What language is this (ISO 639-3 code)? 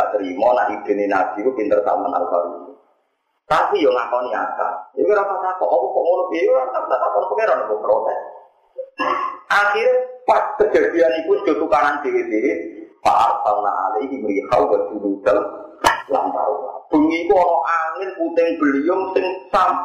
ind